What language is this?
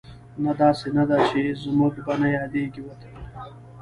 Pashto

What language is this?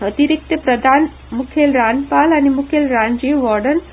Konkani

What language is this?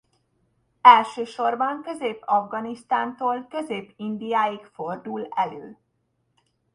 Hungarian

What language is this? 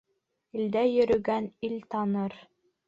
Bashkir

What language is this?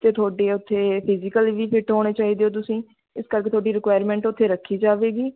Punjabi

